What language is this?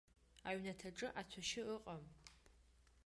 Abkhazian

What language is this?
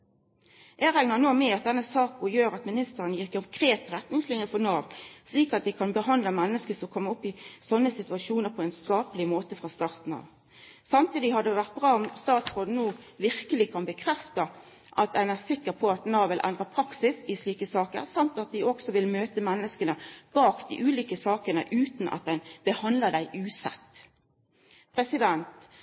Norwegian Nynorsk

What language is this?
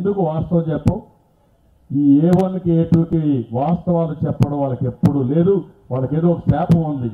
Turkish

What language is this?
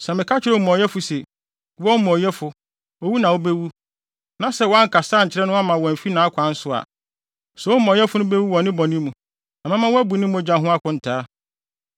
Akan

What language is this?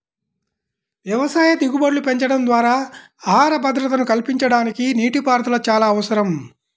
Telugu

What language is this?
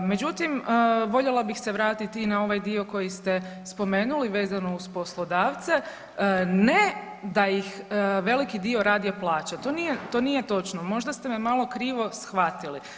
Croatian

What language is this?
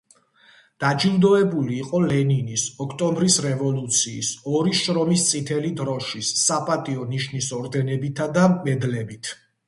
Georgian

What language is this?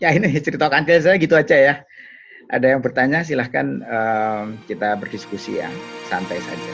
Indonesian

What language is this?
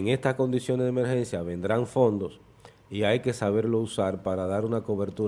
Spanish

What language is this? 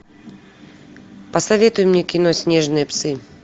Russian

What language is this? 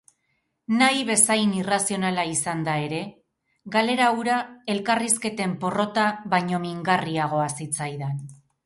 Basque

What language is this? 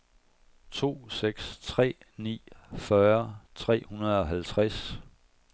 Danish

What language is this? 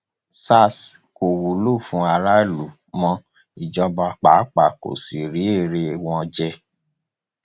Yoruba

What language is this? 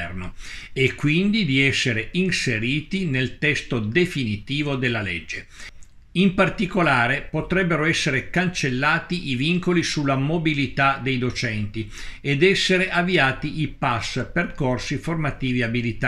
Italian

